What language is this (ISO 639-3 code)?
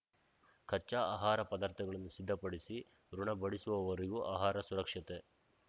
kan